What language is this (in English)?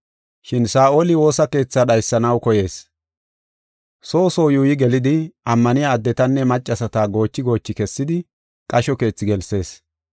Gofa